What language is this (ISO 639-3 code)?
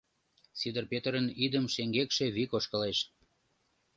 chm